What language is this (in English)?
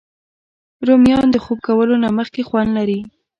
Pashto